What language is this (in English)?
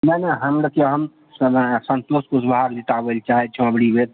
Maithili